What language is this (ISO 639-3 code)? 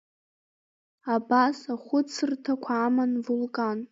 abk